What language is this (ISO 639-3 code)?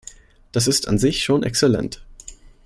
deu